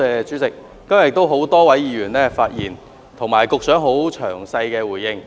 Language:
Cantonese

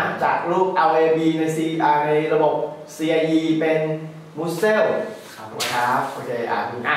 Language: Thai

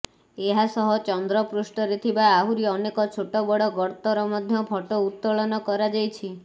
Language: Odia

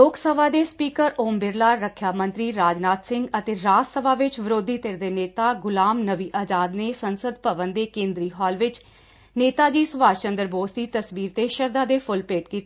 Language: Punjabi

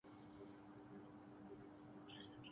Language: Urdu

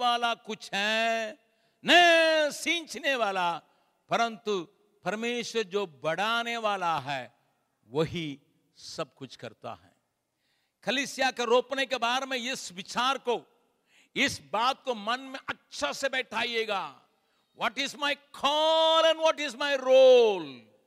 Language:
Hindi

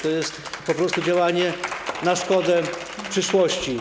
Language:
Polish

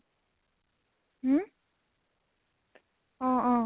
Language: Assamese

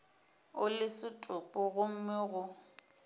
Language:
Northern Sotho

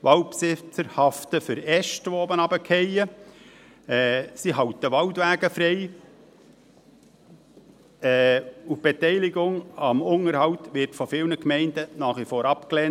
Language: Swiss German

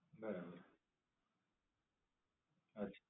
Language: Gujarati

